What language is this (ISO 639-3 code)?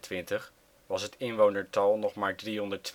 nld